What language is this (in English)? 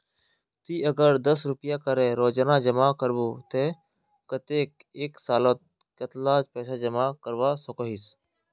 Magahi